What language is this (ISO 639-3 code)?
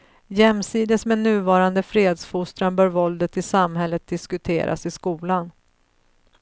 swe